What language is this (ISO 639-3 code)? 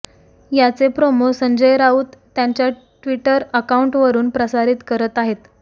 mar